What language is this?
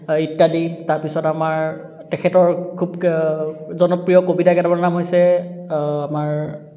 Assamese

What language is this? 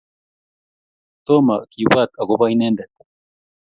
Kalenjin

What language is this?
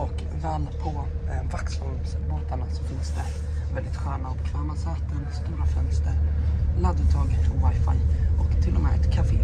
Swedish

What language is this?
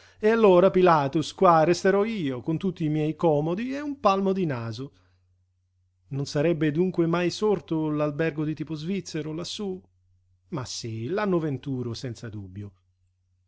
Italian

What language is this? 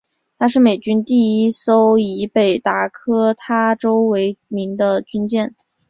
Chinese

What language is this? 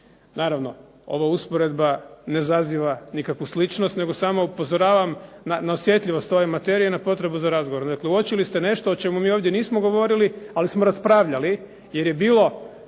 Croatian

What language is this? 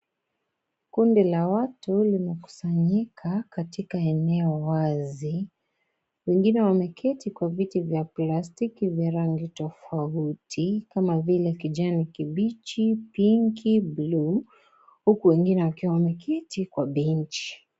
Swahili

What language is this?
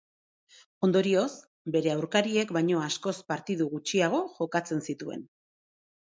Basque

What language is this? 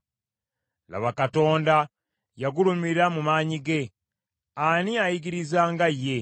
Ganda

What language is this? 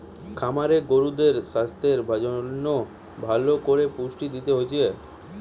Bangla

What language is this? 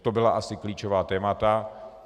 Czech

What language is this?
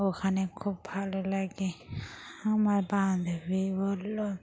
Bangla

